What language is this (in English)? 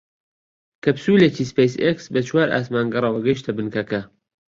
Central Kurdish